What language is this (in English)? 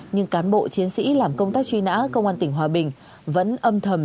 Vietnamese